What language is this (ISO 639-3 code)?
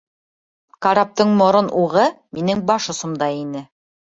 bak